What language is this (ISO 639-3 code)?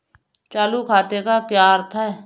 hin